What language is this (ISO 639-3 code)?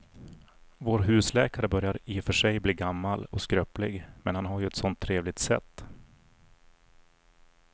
swe